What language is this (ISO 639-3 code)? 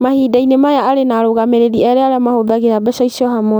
kik